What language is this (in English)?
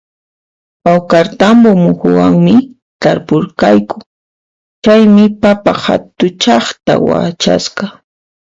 Puno Quechua